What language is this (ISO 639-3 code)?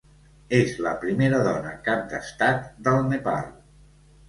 cat